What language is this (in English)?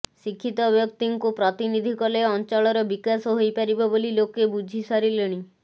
Odia